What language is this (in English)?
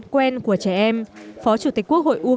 Vietnamese